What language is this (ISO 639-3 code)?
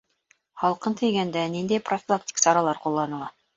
bak